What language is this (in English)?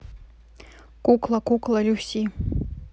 Russian